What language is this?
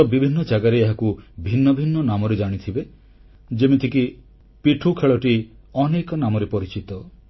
Odia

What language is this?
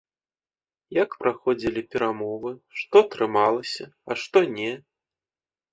Belarusian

